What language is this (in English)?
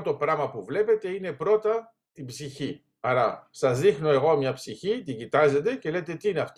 Greek